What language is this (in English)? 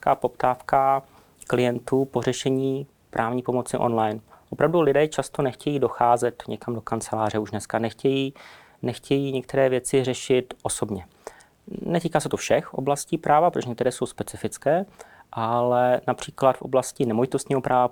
Czech